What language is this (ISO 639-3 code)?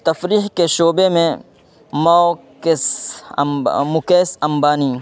urd